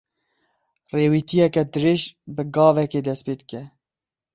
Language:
Kurdish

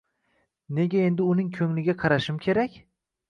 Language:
Uzbek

